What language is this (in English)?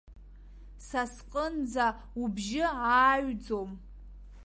Abkhazian